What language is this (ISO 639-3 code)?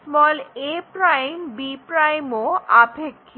ben